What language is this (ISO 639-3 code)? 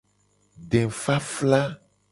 gej